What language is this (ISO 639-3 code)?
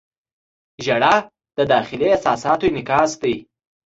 pus